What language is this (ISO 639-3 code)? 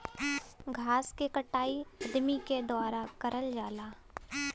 bho